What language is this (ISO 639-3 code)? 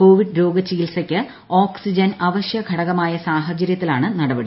mal